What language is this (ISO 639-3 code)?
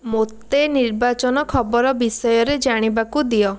ori